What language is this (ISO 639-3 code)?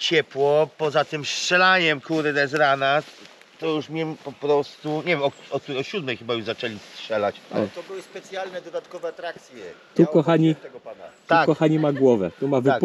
pol